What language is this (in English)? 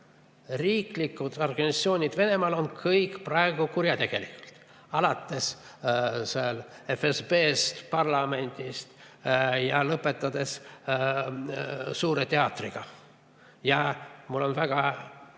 Estonian